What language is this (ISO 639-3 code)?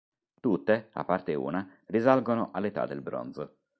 ita